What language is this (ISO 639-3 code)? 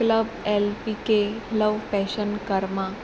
kok